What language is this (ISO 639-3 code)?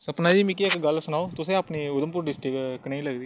doi